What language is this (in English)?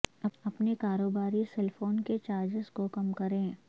Urdu